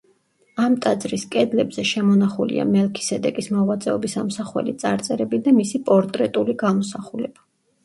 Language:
Georgian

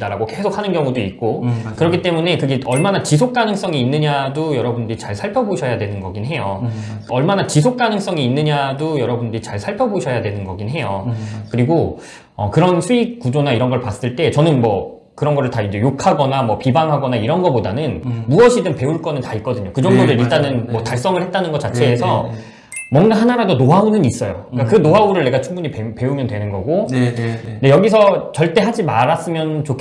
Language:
Korean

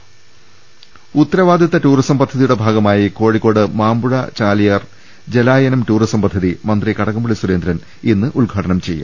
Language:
Malayalam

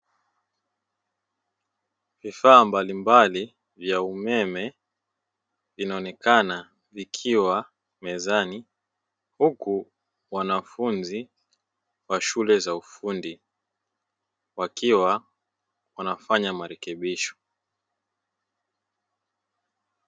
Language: Swahili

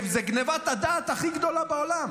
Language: Hebrew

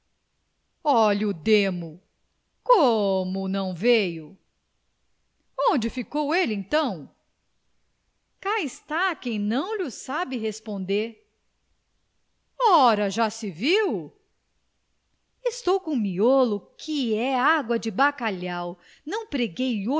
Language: Portuguese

